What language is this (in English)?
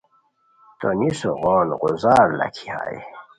Khowar